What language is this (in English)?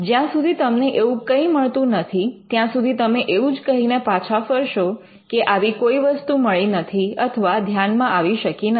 Gujarati